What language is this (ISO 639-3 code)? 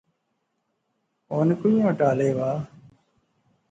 phr